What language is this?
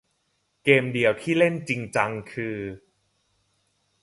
Thai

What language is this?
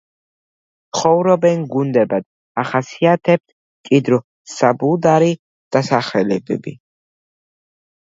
Georgian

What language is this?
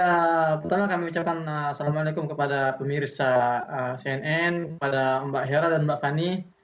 Indonesian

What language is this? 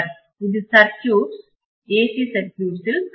Tamil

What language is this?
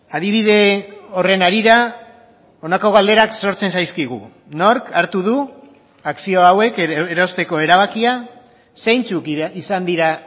Basque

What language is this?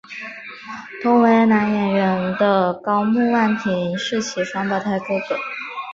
Chinese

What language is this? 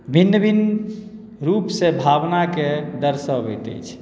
Maithili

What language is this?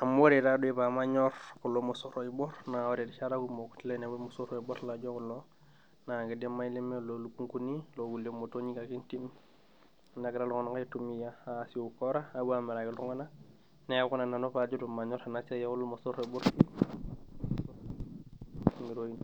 Masai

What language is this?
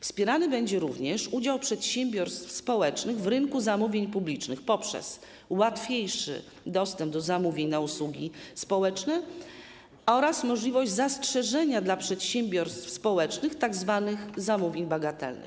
Polish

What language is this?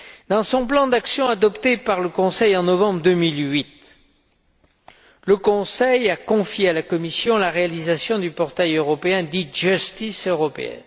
French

